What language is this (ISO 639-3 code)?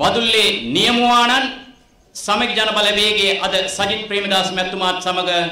hin